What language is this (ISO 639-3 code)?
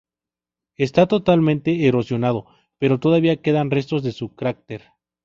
spa